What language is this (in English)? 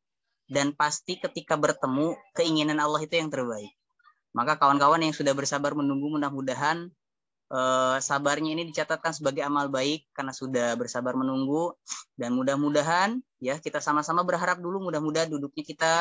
Indonesian